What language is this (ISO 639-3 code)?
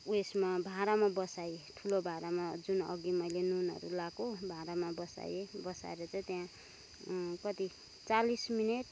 nep